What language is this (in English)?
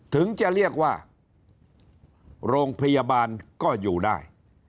Thai